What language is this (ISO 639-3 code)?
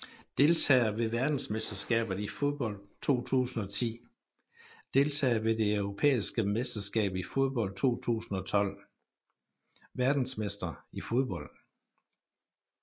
dan